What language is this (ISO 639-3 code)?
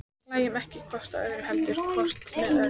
isl